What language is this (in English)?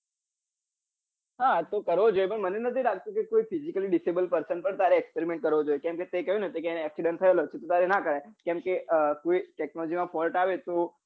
Gujarati